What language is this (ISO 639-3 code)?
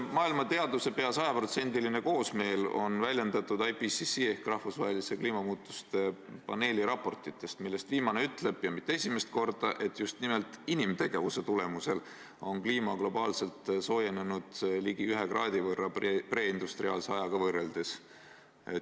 est